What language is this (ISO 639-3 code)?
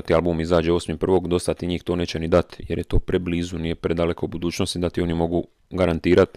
hrv